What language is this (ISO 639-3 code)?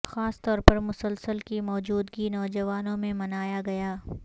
urd